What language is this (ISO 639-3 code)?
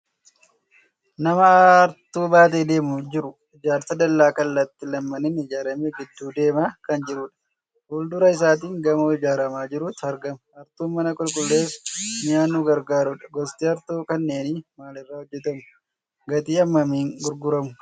orm